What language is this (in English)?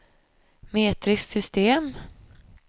Swedish